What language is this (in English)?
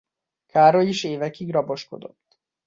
Hungarian